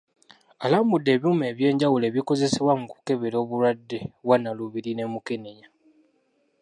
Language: Ganda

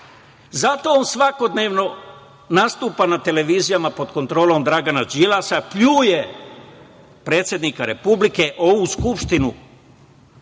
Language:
Serbian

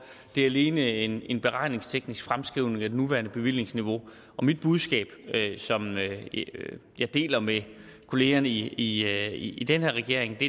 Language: Danish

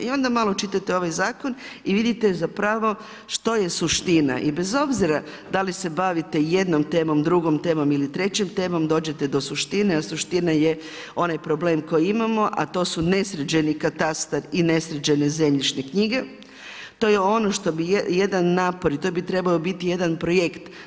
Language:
Croatian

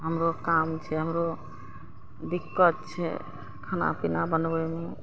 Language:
Maithili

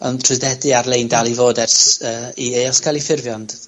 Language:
Welsh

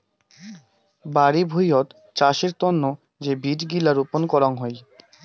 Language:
Bangla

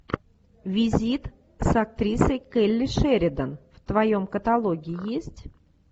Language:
Russian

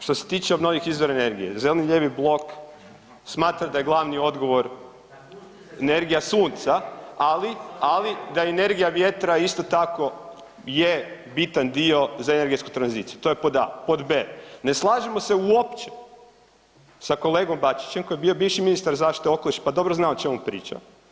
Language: Croatian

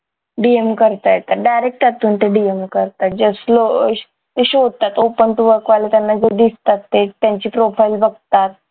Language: Marathi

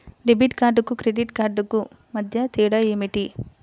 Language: Telugu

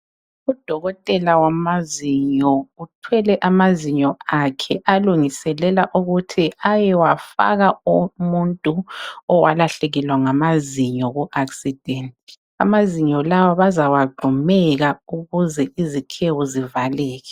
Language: North Ndebele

